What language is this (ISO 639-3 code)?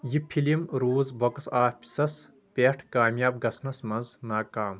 kas